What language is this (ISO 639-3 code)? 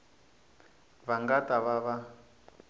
tso